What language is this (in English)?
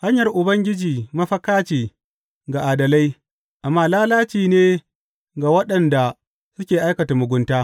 Hausa